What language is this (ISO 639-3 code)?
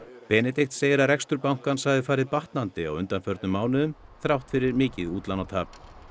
isl